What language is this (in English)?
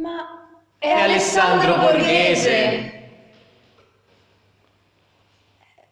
Italian